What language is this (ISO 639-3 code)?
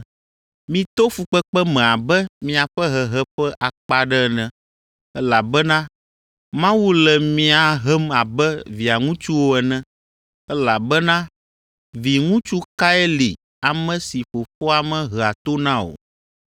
ewe